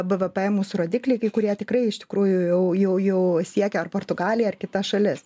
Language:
Lithuanian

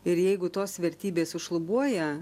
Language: Lithuanian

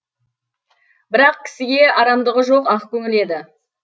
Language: Kazakh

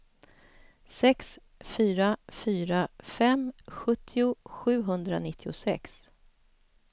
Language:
Swedish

